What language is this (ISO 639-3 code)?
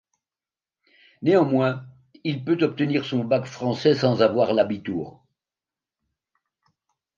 fra